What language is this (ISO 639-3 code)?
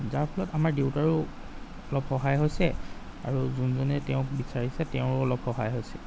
asm